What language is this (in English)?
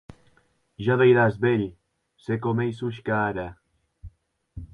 Occitan